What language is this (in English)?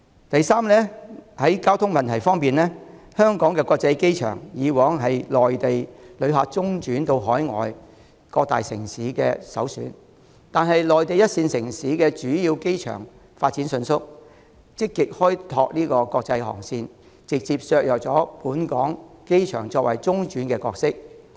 Cantonese